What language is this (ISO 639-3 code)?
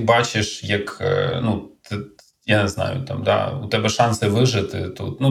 ukr